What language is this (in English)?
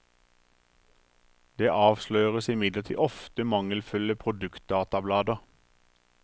Norwegian